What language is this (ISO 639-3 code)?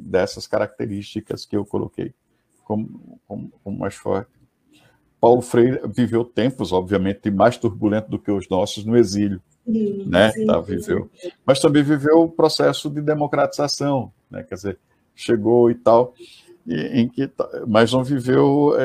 por